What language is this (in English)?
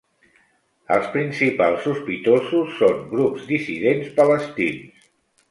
Catalan